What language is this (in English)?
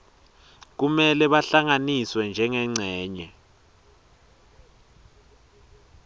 Swati